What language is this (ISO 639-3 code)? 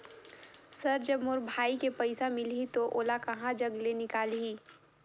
hne